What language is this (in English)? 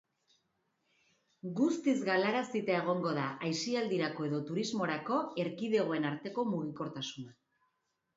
Basque